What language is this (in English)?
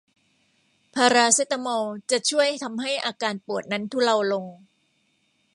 Thai